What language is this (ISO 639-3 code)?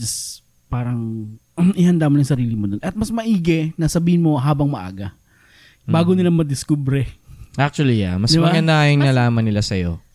fil